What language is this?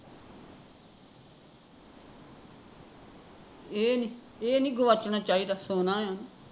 Punjabi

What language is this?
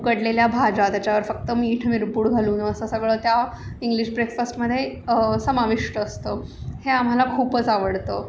Marathi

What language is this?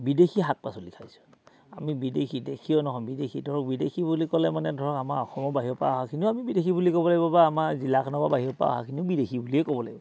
Assamese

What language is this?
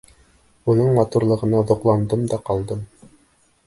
Bashkir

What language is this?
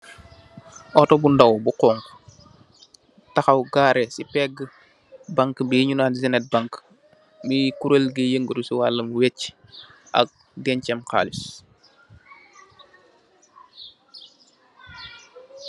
Wolof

